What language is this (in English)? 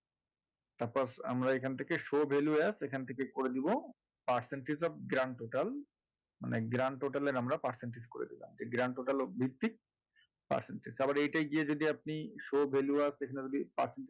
Bangla